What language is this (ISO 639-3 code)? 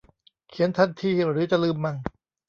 tha